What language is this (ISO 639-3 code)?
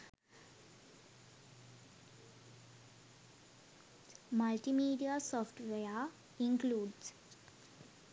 sin